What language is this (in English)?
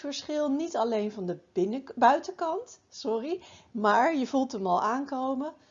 Dutch